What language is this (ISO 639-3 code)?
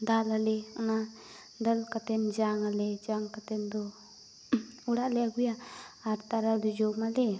sat